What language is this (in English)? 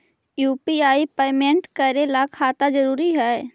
Magahi